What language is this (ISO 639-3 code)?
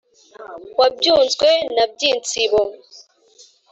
kin